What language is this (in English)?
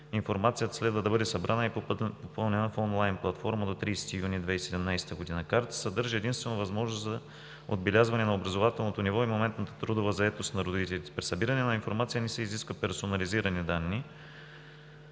Bulgarian